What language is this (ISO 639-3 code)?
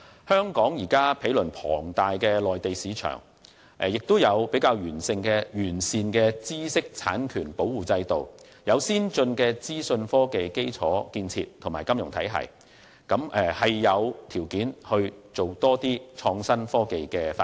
yue